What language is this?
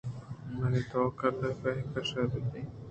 Eastern Balochi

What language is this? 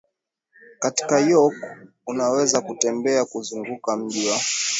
Swahili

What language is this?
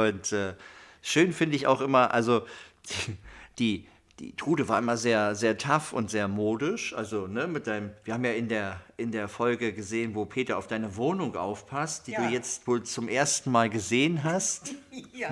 German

